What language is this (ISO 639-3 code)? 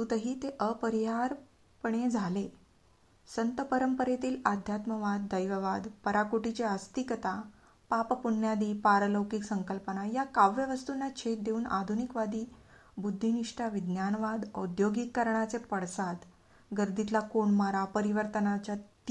mar